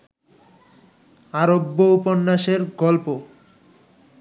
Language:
Bangla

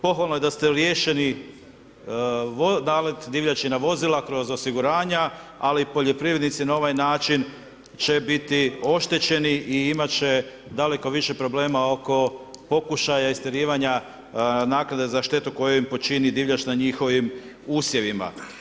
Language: Croatian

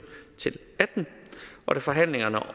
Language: Danish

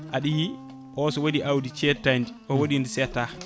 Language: Fula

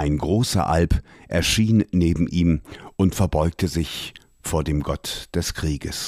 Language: German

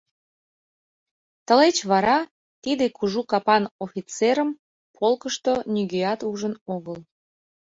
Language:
Mari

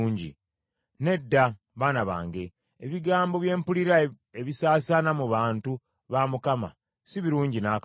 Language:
Ganda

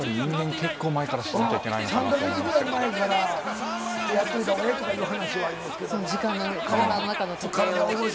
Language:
Japanese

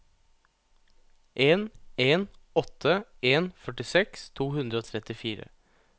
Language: Norwegian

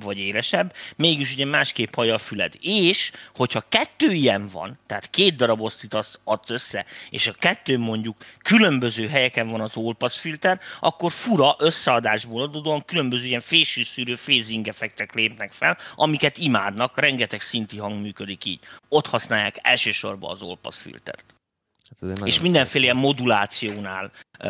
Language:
Hungarian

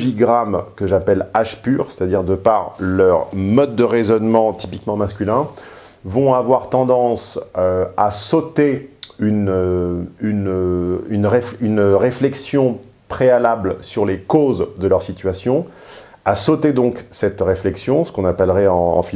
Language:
French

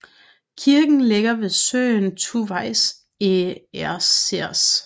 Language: Danish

